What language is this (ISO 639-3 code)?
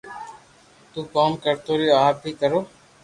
lrk